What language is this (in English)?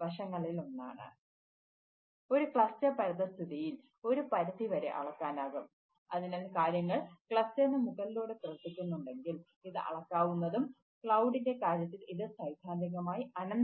Malayalam